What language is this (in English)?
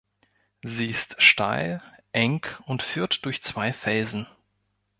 German